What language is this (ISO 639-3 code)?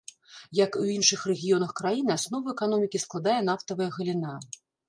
bel